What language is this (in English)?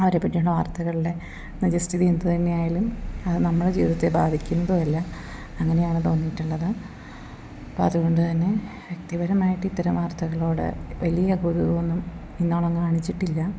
Malayalam